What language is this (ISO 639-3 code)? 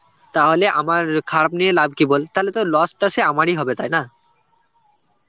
ben